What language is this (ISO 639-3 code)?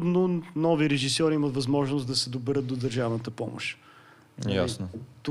bul